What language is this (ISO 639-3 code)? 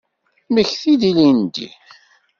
kab